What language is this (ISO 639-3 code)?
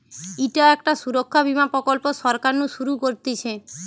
ben